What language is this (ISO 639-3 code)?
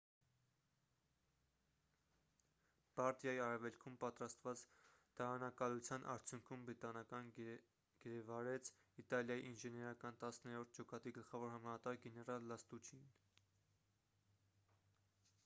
hye